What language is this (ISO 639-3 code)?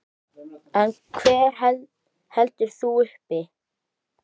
isl